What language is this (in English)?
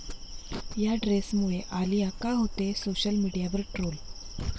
Marathi